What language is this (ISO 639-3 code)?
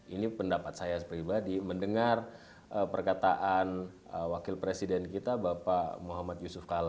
ind